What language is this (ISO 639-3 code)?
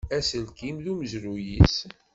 kab